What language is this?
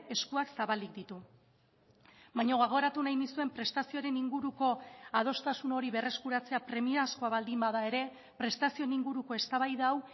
Basque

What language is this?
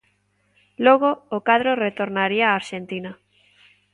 Galician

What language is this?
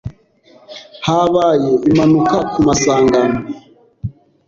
Kinyarwanda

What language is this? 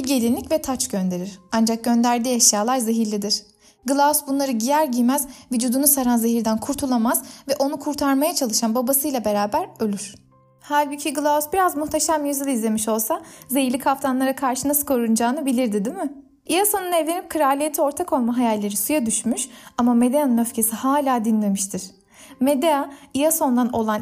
Turkish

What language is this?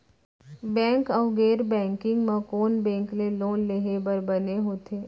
Chhattisgarhi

